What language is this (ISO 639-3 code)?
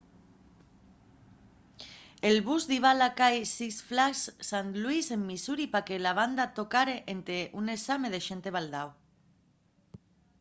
ast